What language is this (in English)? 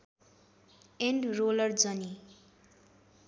Nepali